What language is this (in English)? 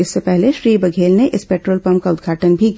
Hindi